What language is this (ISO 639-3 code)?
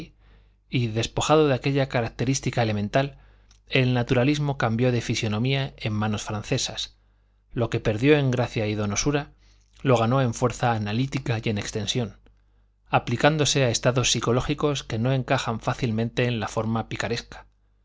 spa